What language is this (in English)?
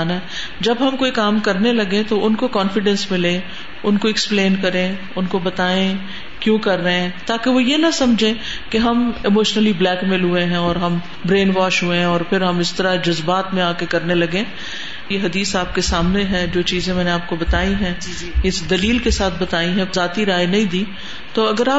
Urdu